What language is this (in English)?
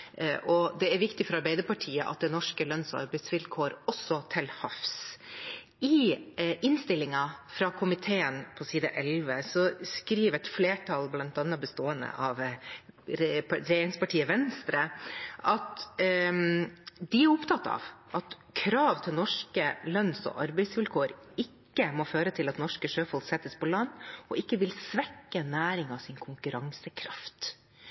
Norwegian Bokmål